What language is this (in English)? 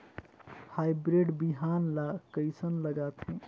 Chhattisgarhi